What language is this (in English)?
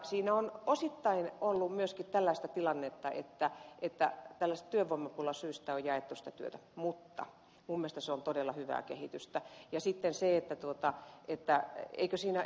Finnish